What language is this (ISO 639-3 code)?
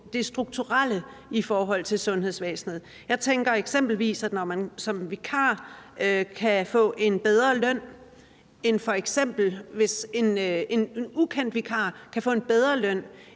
dan